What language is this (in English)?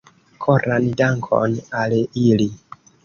Esperanto